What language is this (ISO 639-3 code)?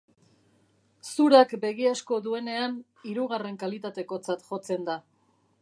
eus